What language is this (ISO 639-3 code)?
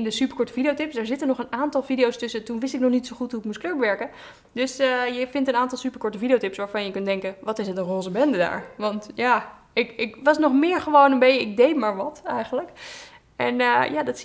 nld